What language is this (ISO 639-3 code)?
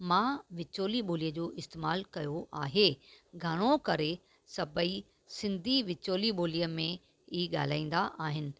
snd